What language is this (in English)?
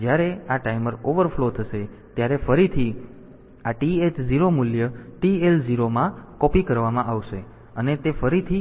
Gujarati